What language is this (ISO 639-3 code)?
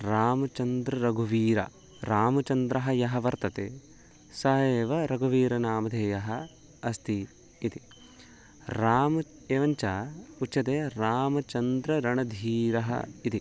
san